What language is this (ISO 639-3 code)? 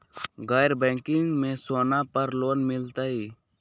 mag